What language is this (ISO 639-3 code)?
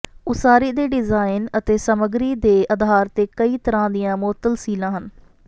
pan